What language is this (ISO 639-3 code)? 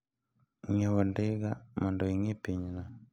luo